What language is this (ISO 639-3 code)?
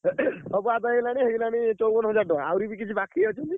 ori